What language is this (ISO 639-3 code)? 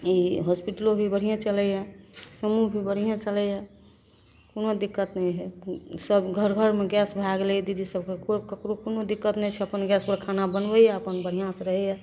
mai